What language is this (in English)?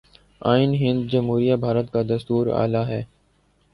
Urdu